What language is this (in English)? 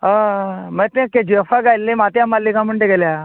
Konkani